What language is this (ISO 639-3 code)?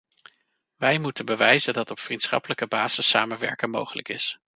nld